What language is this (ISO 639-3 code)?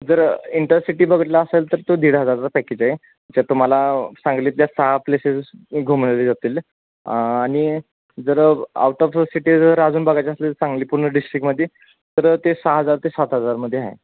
mar